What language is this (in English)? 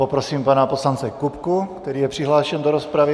Czech